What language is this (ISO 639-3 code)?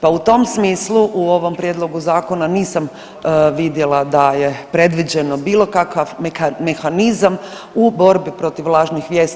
hrv